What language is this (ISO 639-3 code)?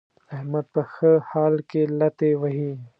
pus